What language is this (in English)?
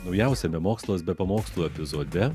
Lithuanian